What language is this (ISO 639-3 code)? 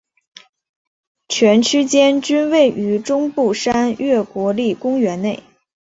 zho